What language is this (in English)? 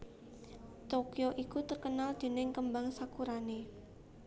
Javanese